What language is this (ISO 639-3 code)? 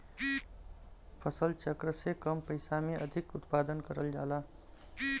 bho